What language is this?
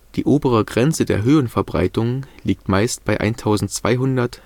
German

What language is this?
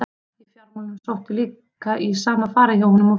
Icelandic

